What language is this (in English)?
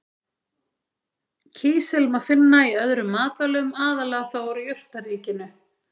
Icelandic